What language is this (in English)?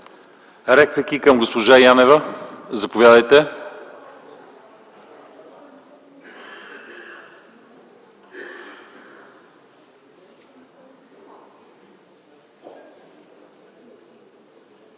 Bulgarian